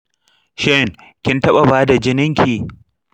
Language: Hausa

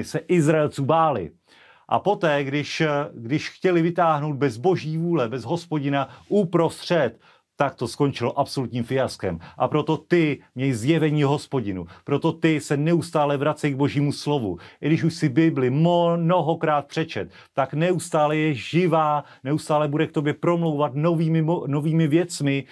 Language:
Czech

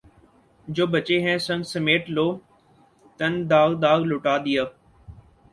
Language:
Urdu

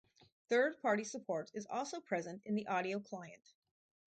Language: English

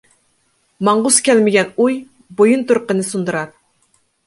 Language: Uyghur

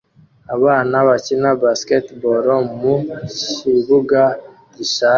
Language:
Kinyarwanda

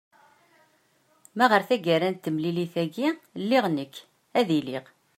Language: Kabyle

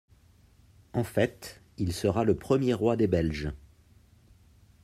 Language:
French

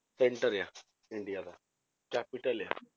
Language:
Punjabi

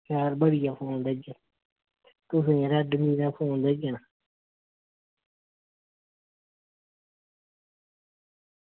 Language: Dogri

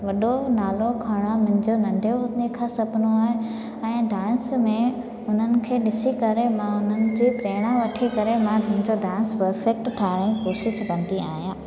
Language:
Sindhi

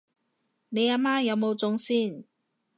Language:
Cantonese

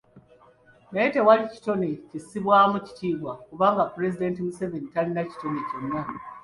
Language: Ganda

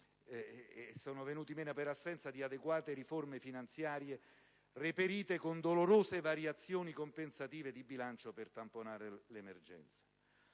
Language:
Italian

